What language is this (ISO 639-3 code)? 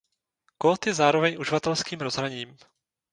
ces